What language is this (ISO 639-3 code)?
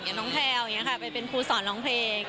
tha